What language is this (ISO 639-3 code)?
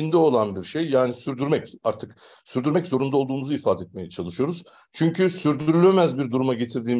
tur